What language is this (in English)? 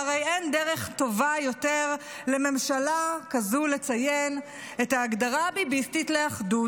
Hebrew